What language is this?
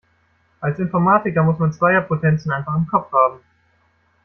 German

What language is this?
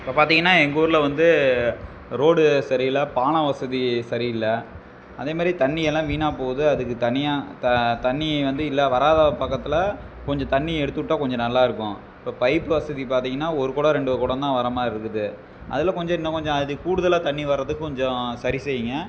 Tamil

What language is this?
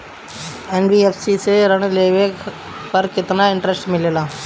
Bhojpuri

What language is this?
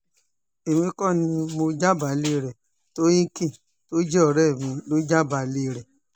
Yoruba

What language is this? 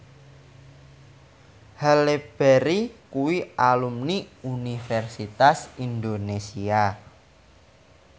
Javanese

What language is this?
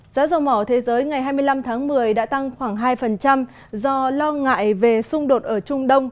Vietnamese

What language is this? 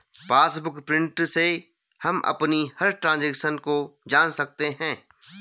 Hindi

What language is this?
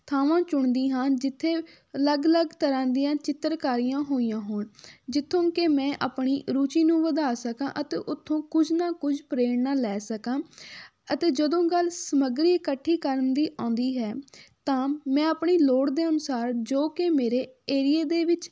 Punjabi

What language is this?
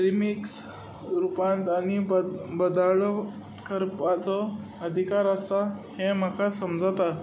Konkani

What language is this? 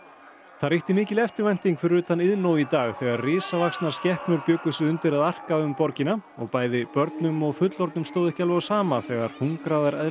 Icelandic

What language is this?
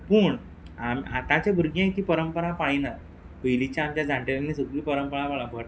Konkani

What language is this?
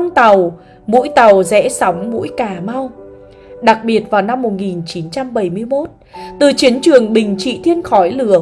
Vietnamese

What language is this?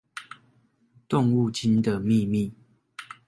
Chinese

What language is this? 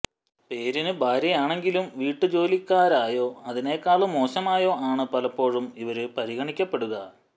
Malayalam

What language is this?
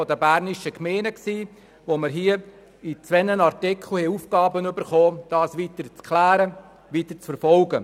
Swiss German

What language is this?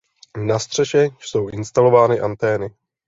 Czech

